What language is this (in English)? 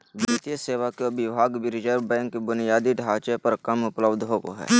Magahi